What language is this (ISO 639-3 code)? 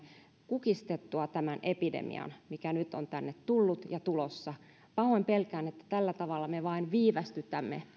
fin